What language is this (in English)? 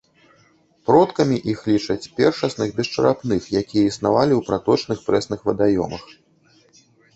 Belarusian